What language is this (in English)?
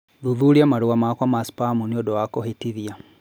Kikuyu